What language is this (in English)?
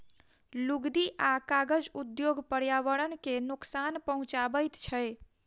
Maithili